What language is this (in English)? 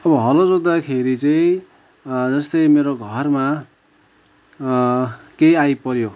Nepali